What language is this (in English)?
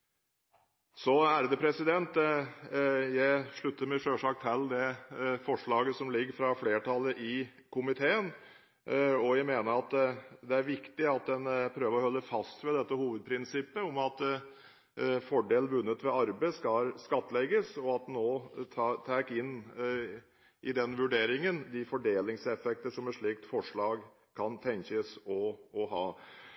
Norwegian Bokmål